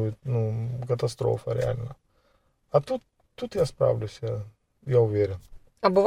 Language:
Ukrainian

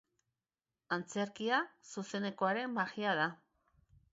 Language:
Basque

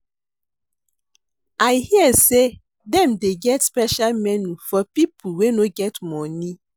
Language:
Nigerian Pidgin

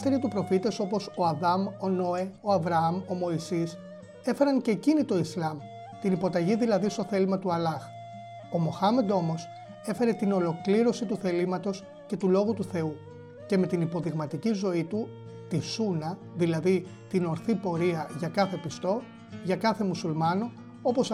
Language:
Greek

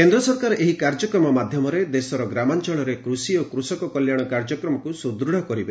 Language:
Odia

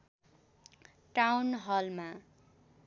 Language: Nepali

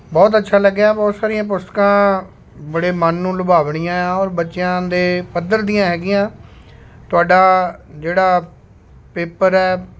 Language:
Punjabi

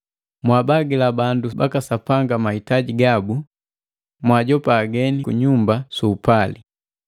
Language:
Matengo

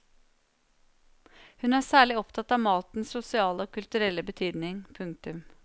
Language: Norwegian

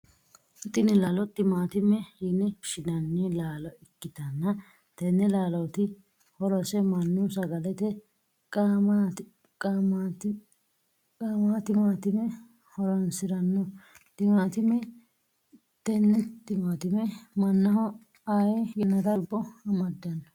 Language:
Sidamo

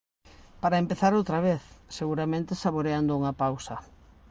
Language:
Galician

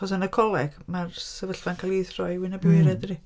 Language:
Welsh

